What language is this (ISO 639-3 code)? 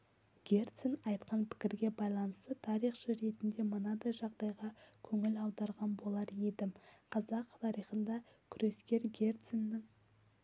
kaz